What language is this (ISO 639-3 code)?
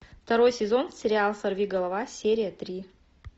rus